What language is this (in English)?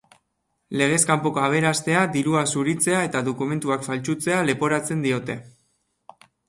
Basque